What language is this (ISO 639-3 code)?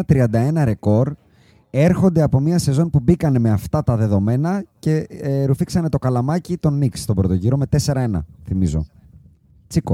ell